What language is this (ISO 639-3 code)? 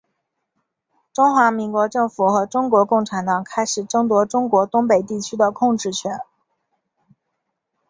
zho